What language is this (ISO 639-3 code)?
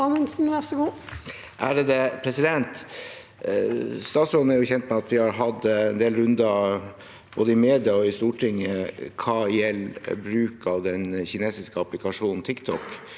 nor